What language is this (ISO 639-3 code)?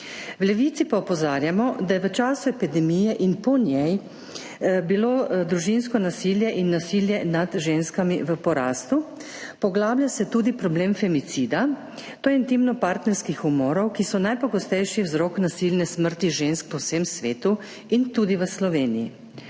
slv